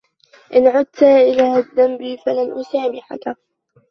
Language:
Arabic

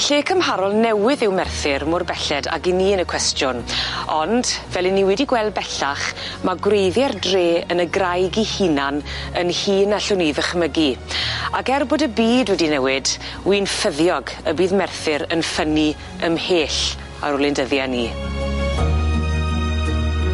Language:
Welsh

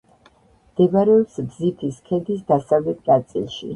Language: Georgian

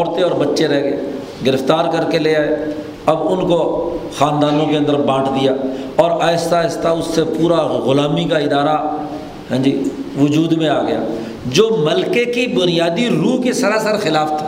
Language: Urdu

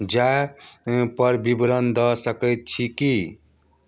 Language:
Maithili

